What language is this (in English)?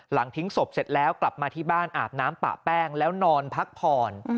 Thai